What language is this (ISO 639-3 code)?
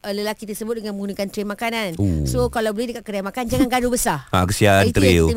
msa